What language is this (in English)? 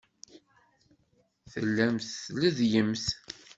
Kabyle